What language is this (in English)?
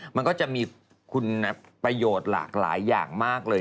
Thai